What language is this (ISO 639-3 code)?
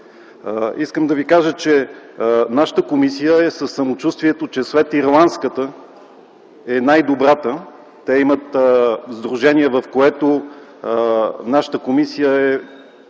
bul